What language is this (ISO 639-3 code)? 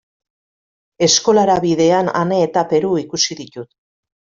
eus